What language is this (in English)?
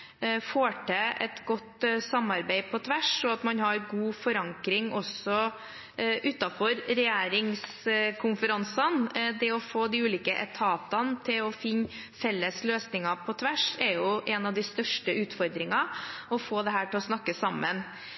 Norwegian Bokmål